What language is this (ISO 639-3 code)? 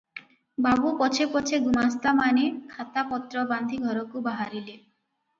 ori